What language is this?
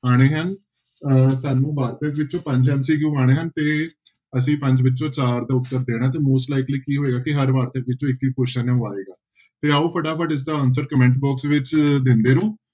Punjabi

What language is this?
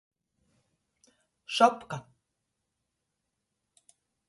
Latgalian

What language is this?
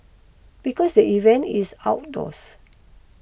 English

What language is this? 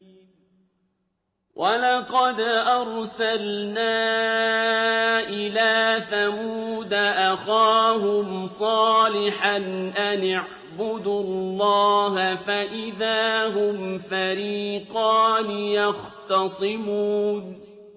Arabic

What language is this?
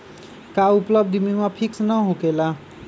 Magahi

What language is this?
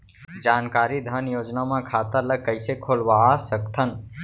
Chhattisgarhi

